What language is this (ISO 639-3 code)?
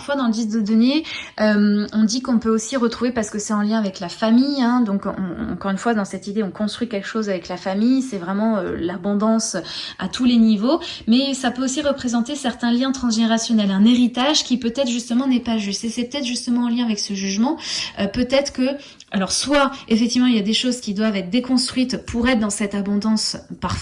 fra